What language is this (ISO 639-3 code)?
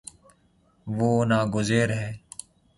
urd